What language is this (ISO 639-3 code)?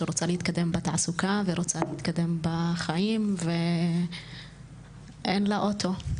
heb